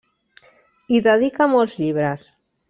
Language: Catalan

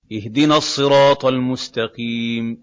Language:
Arabic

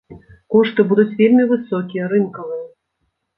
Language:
Belarusian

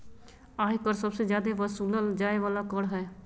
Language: Magahi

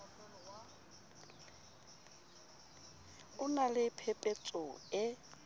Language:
Southern Sotho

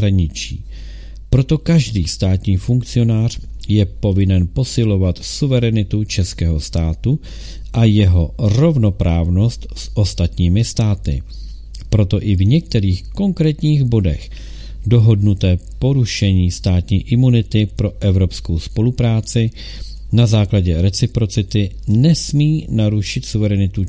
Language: Czech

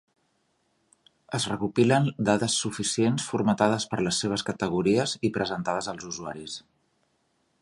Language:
Catalan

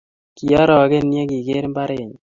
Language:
Kalenjin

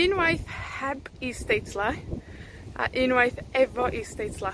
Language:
Welsh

